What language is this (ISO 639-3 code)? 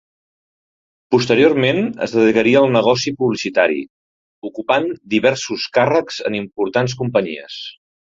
cat